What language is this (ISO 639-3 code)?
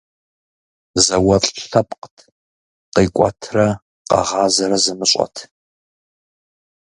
kbd